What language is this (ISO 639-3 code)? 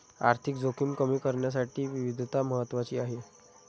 mar